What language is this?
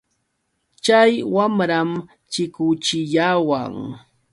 Yauyos Quechua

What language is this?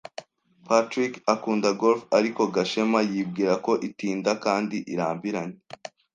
Kinyarwanda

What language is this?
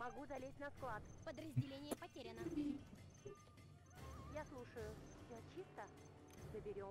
Russian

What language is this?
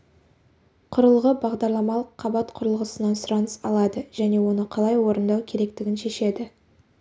Kazakh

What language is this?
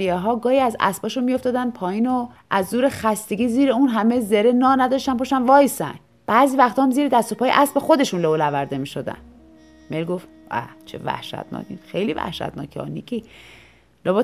Persian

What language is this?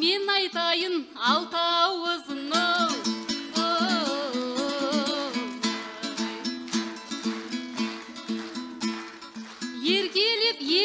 Turkish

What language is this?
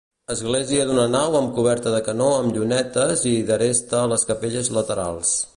Catalan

